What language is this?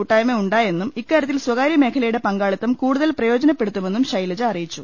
Malayalam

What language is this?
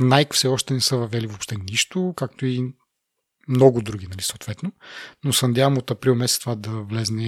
Bulgarian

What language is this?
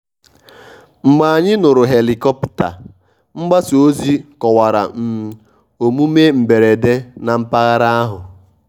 Igbo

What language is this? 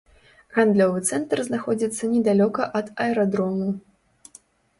Belarusian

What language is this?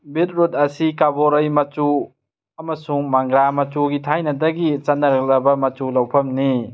Manipuri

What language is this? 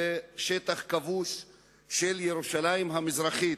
Hebrew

